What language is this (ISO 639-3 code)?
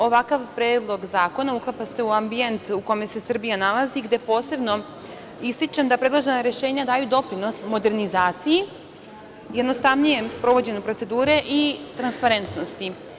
srp